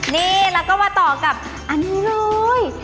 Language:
Thai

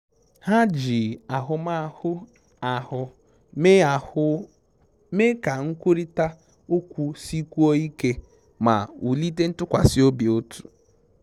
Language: Igbo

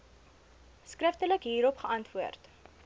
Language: Afrikaans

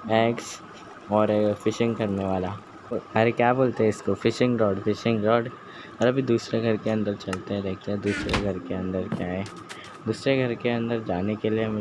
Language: Hindi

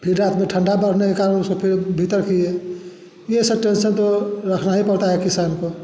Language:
Hindi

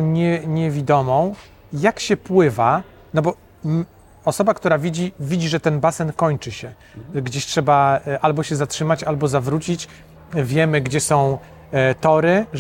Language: Polish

